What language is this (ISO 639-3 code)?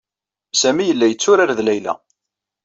kab